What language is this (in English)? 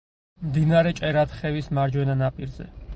Georgian